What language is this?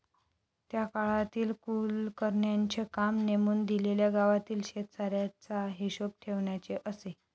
Marathi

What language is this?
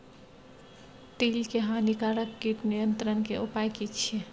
Maithili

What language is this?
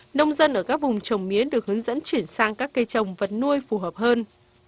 Vietnamese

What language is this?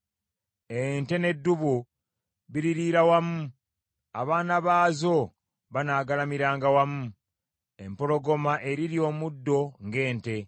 Ganda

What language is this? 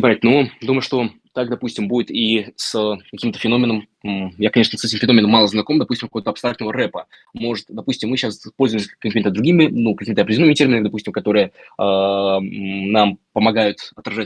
Russian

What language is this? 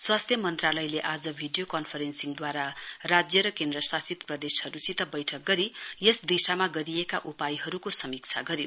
Nepali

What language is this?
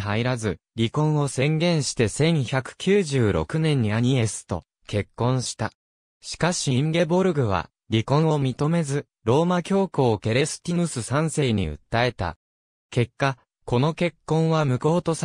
Japanese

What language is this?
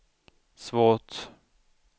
Swedish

